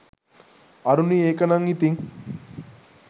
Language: Sinhala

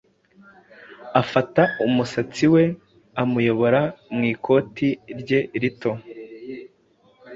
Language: Kinyarwanda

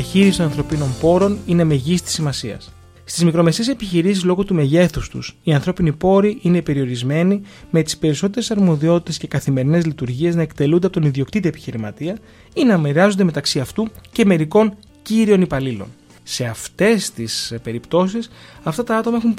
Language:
Greek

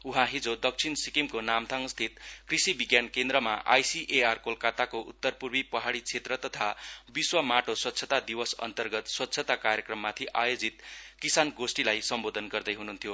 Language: Nepali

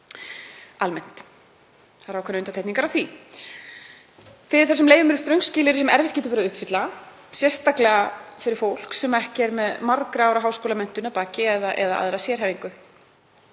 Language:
Icelandic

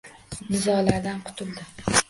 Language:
Uzbek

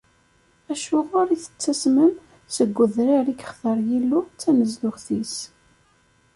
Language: Kabyle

